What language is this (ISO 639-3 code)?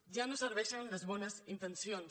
cat